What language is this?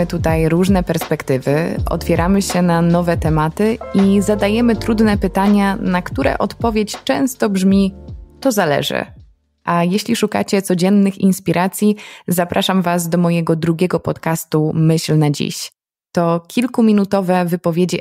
Polish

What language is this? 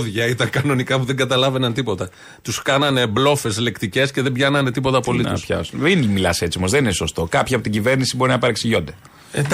Greek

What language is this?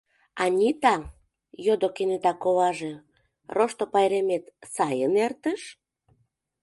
Mari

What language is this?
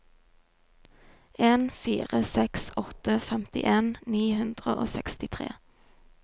Norwegian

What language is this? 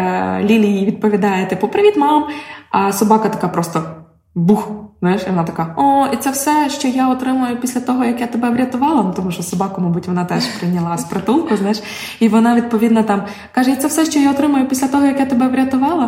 Ukrainian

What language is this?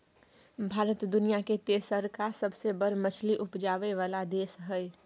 Maithili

